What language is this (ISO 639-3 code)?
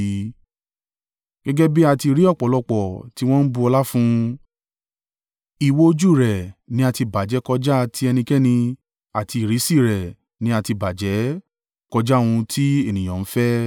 yor